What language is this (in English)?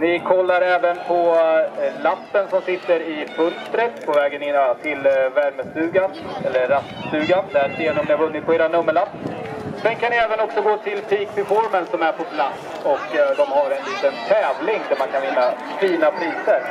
Swedish